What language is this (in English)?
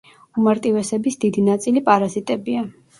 Georgian